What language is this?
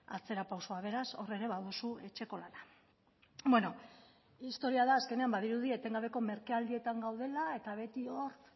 Basque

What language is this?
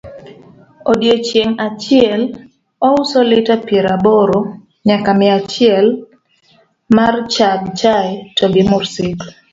Luo (Kenya and Tanzania)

